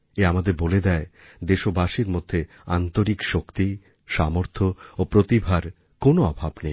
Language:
Bangla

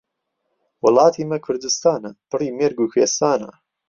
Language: Central Kurdish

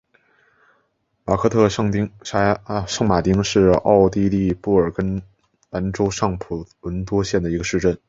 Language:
Chinese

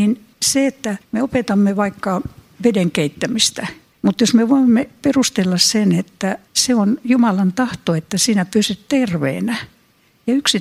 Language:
Finnish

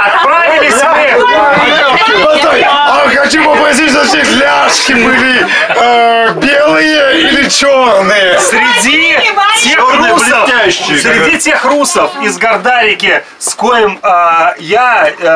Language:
Russian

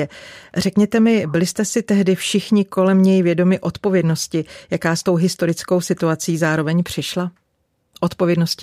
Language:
Czech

